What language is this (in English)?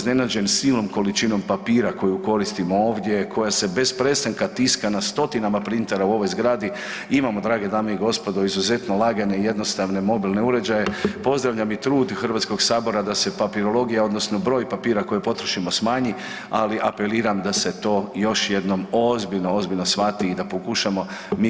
Croatian